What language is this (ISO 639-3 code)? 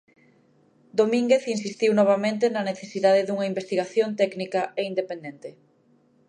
glg